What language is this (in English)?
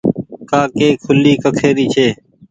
Goaria